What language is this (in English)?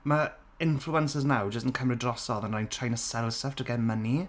Welsh